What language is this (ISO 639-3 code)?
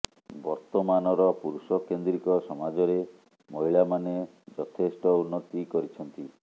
ori